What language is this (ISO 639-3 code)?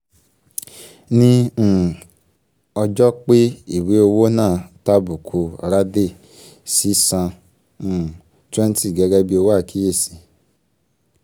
yor